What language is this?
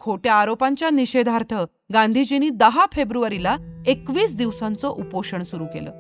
Marathi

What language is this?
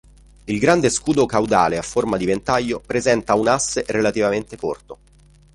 Italian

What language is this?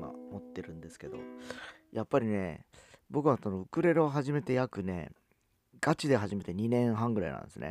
Japanese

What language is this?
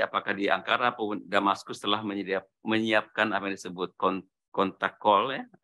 Indonesian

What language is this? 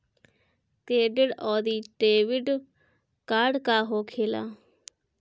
Bhojpuri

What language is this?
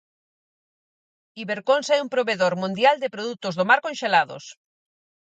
Galician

